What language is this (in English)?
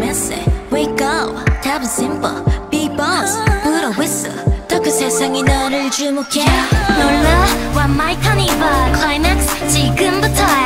Korean